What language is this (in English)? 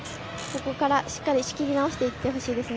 Japanese